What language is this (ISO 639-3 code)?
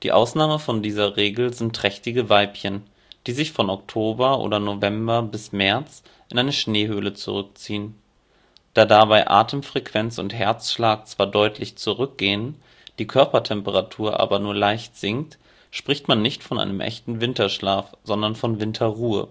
deu